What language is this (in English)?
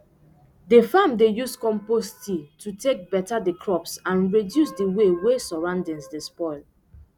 Nigerian Pidgin